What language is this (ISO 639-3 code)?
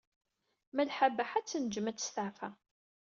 kab